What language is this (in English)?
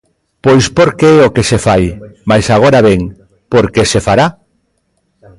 Galician